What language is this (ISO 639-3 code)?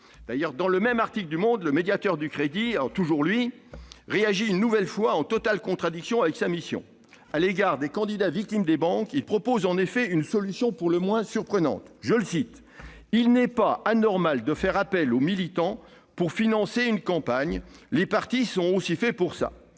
fra